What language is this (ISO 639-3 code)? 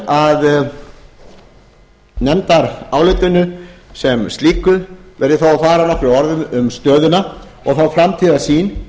isl